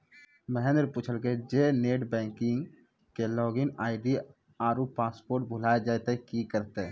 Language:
Maithili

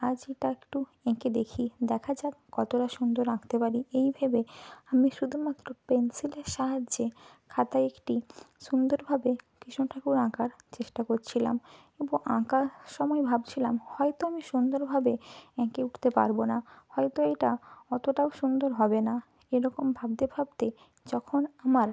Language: Bangla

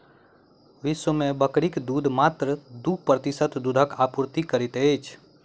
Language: Maithili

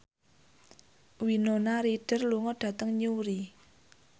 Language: Javanese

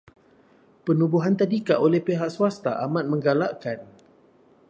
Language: Malay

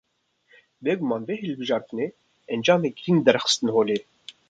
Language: Kurdish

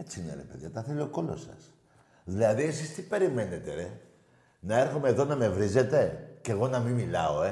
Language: Greek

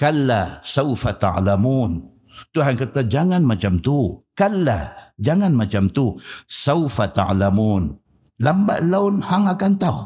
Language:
Malay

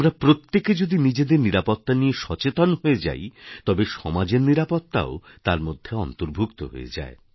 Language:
Bangla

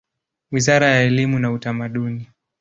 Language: Swahili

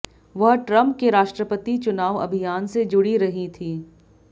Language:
Hindi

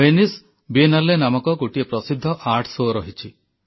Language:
Odia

